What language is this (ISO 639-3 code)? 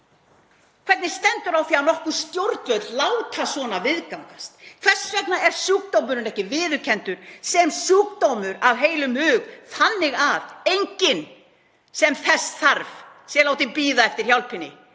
isl